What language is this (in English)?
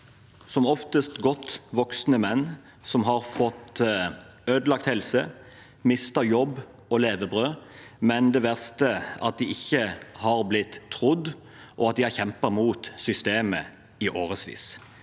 Norwegian